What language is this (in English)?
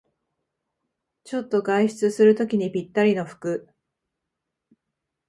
Japanese